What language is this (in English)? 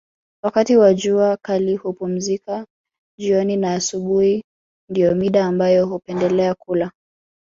Swahili